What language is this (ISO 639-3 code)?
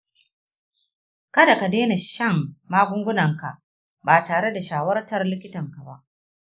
hau